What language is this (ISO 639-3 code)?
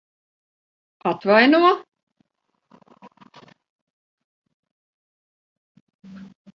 lav